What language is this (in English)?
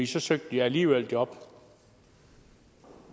Danish